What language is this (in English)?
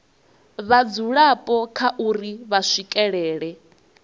Venda